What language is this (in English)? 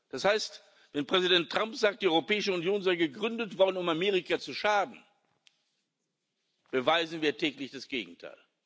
German